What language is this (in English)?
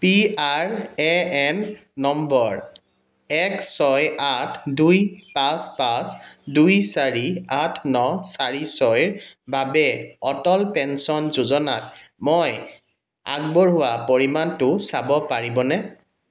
Assamese